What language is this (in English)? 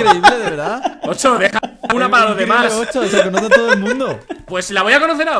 Spanish